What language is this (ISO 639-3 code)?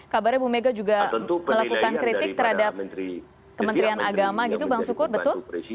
ind